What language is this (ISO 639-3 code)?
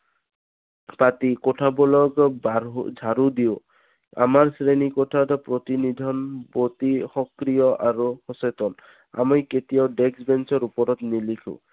asm